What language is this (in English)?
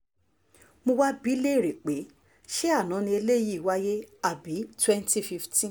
Yoruba